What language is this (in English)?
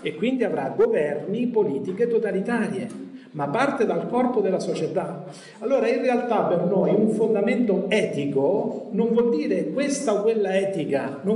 Italian